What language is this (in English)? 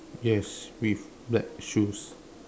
English